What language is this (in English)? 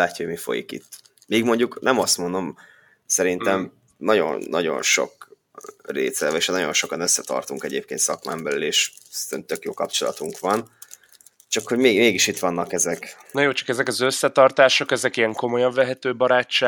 Hungarian